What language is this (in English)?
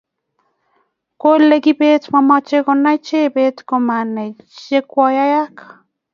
Kalenjin